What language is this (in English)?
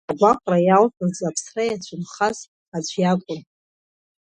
Abkhazian